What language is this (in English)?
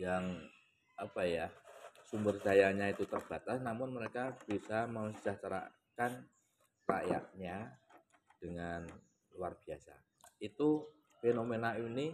Indonesian